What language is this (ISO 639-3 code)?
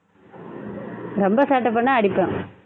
tam